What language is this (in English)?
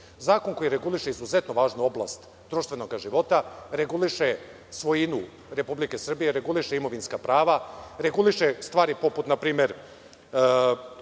Serbian